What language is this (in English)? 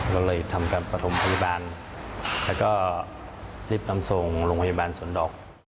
Thai